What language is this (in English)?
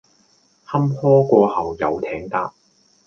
Cantonese